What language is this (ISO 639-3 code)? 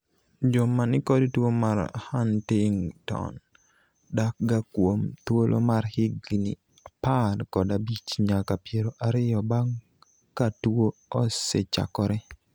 luo